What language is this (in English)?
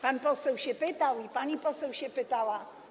Polish